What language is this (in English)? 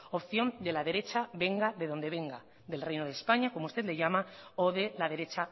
Spanish